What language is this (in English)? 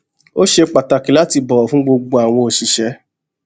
Yoruba